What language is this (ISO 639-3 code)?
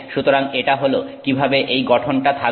ben